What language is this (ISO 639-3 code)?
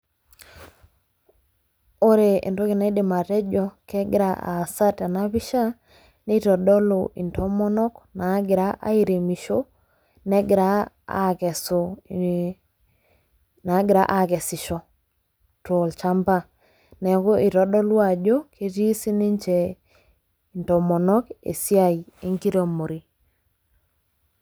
mas